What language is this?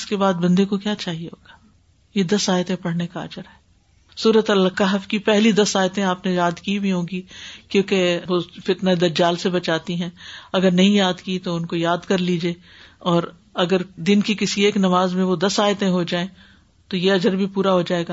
Urdu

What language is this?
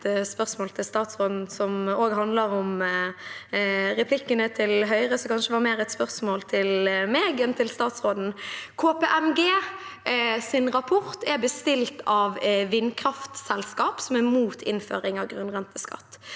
Norwegian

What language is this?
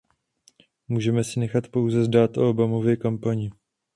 Czech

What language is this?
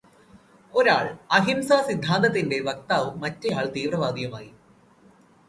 Malayalam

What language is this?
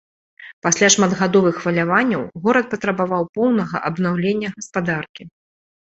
Belarusian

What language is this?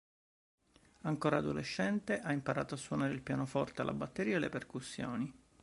Italian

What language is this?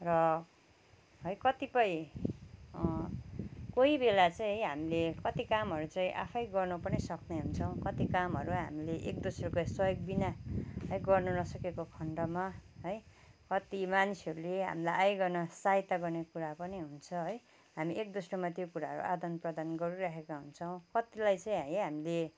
Nepali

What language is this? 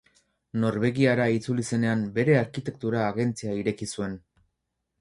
Basque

